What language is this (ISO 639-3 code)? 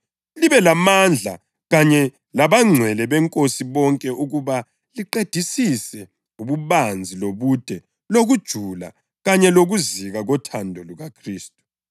nde